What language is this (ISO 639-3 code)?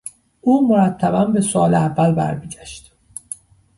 fas